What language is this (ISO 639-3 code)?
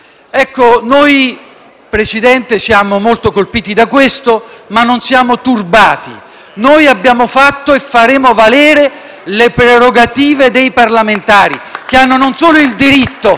ita